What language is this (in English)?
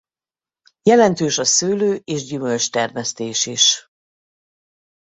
Hungarian